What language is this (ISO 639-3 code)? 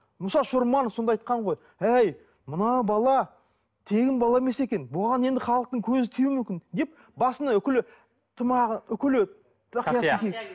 kaz